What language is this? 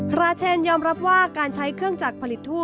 Thai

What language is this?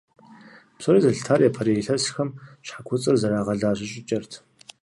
Kabardian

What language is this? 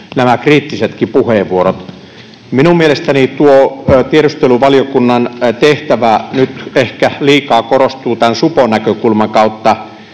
Finnish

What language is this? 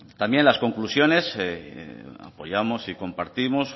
Spanish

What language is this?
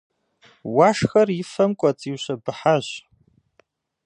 Kabardian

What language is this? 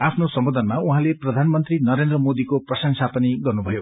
Nepali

